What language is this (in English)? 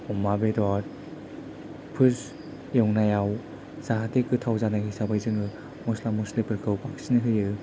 Bodo